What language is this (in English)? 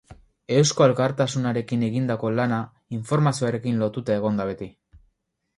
Basque